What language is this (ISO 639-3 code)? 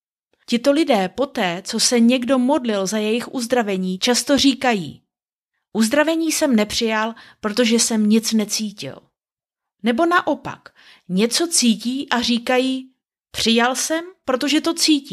ces